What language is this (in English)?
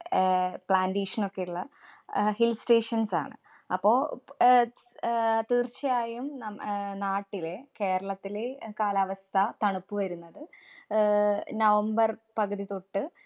Malayalam